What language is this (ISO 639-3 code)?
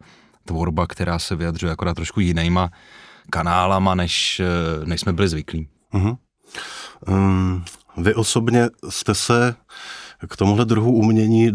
ces